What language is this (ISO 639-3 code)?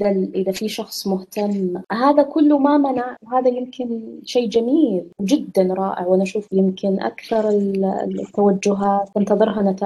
ara